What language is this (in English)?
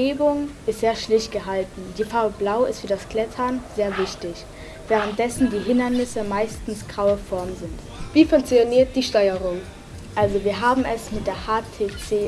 German